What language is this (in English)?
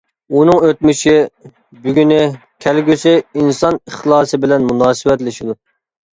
Uyghur